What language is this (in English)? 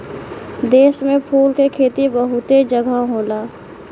Bhojpuri